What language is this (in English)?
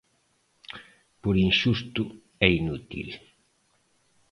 Galician